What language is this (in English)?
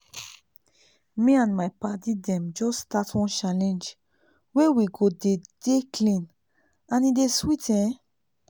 Nigerian Pidgin